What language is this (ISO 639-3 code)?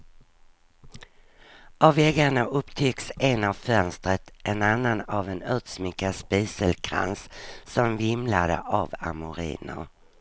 swe